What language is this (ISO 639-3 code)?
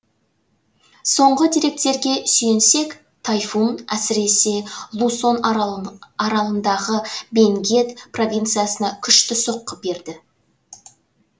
kaz